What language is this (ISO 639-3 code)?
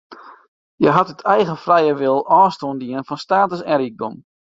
fry